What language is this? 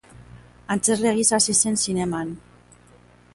Basque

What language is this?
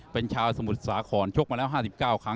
Thai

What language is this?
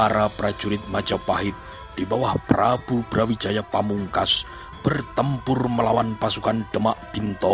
Indonesian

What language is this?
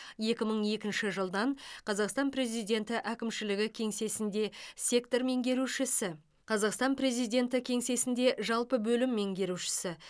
Kazakh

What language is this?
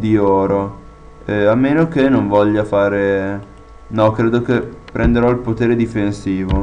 Italian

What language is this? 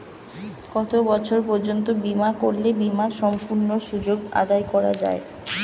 Bangla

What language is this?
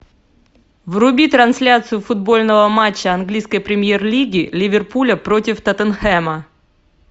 Russian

